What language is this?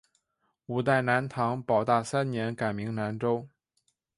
Chinese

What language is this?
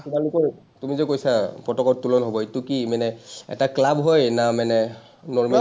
Assamese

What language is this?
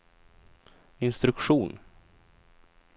Swedish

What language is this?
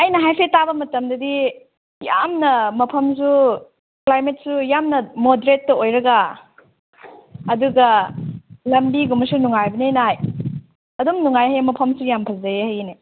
Manipuri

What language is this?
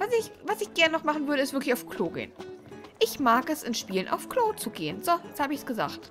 German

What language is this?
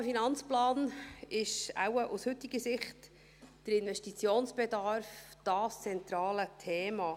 Swiss German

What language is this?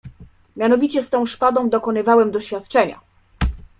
Polish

